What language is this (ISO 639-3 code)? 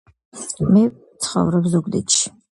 kat